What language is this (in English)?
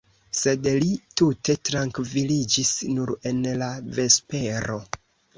Esperanto